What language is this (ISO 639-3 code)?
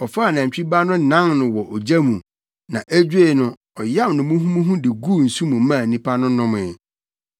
aka